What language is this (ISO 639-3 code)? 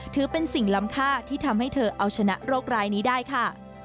tha